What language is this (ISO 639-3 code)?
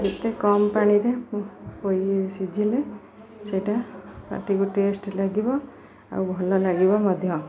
ori